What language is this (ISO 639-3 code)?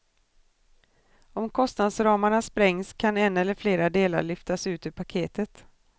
swe